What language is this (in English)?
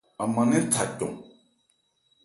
Ebrié